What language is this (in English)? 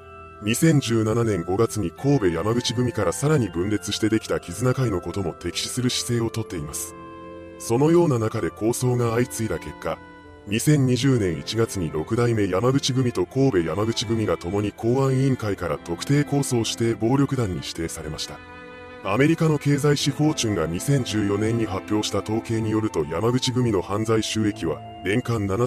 Japanese